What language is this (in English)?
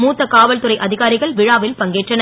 Tamil